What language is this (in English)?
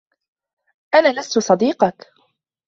Arabic